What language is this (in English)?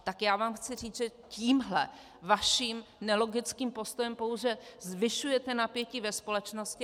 Czech